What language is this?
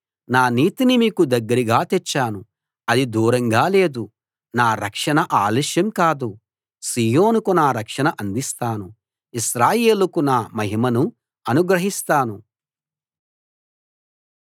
Telugu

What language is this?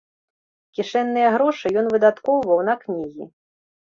Belarusian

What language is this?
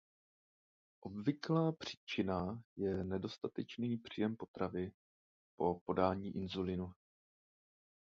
Czech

